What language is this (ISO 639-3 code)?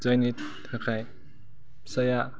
brx